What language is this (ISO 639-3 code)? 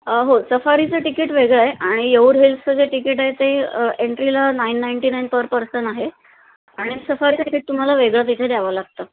mar